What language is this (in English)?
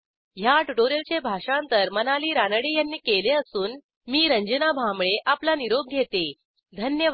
Marathi